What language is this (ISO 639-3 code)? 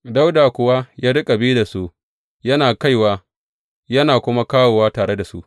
hau